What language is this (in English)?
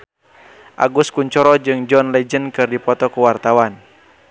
Sundanese